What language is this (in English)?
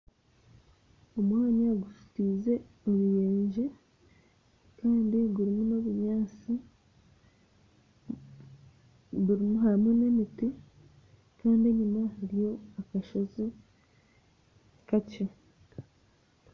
Nyankole